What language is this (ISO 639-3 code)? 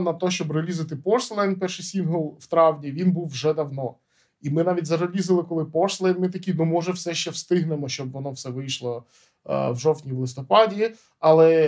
ukr